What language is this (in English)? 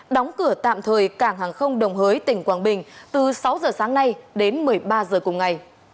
Vietnamese